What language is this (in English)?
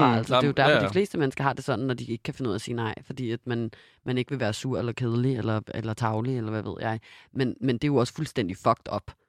Danish